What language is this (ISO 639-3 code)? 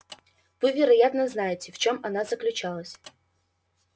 rus